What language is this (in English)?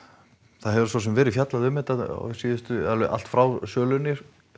Icelandic